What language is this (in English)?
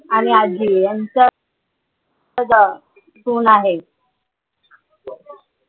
Marathi